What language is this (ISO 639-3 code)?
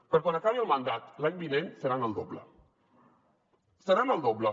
cat